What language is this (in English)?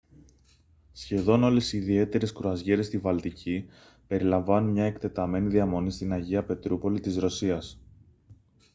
Greek